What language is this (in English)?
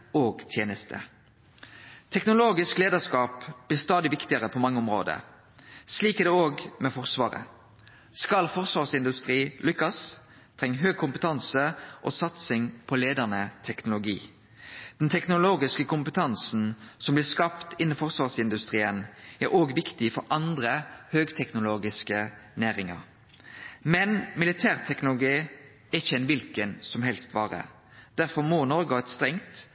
Norwegian Nynorsk